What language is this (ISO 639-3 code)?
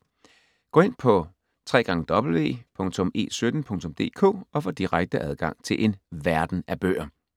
dan